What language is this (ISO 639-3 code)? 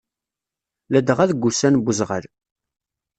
kab